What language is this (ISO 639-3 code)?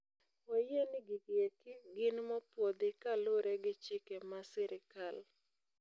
luo